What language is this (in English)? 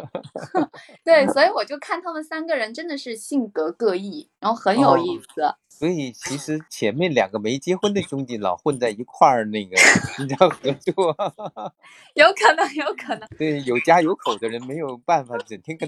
Chinese